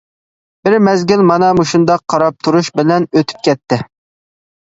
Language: Uyghur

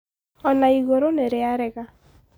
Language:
Kikuyu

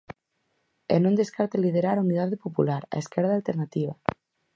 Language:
Galician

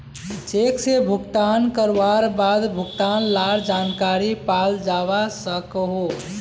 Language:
Magahi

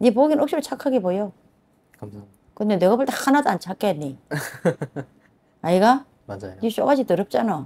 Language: Korean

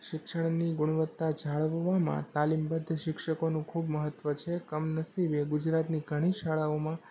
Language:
Gujarati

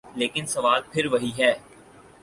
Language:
Urdu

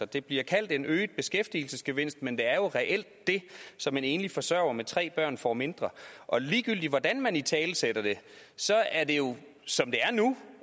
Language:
Danish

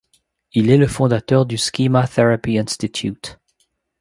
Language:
French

